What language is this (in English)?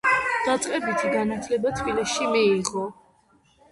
Georgian